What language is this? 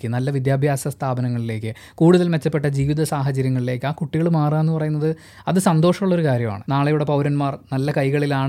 Malayalam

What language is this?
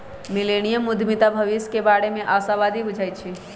Magahi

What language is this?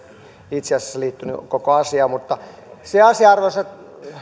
Finnish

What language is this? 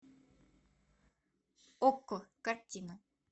Russian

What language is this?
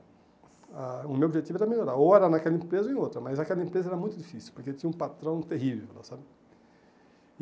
Portuguese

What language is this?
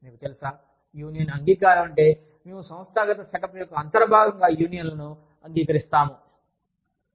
Telugu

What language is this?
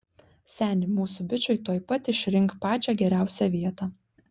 Lithuanian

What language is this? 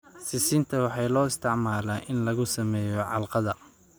Somali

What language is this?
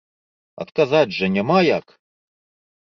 Belarusian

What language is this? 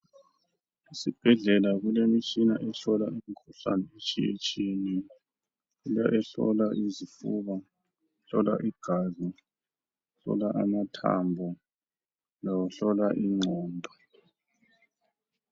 North Ndebele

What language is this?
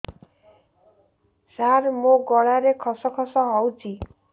Odia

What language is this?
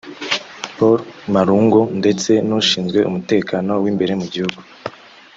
Kinyarwanda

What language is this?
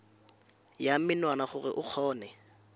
Tswana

